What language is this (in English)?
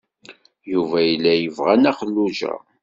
Kabyle